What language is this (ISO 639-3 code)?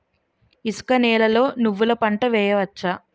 tel